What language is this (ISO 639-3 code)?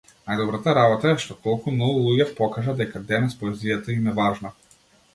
mkd